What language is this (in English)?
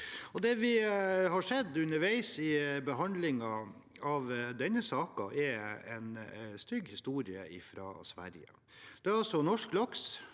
Norwegian